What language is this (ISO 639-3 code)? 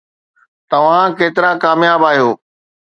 snd